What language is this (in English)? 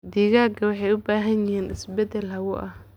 Somali